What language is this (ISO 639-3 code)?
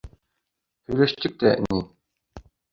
bak